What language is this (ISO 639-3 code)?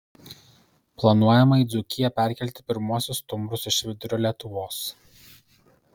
lit